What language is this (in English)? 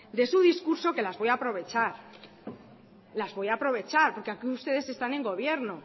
Spanish